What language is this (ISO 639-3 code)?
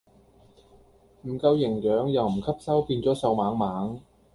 yue